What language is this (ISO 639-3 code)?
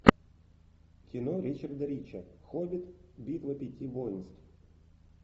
rus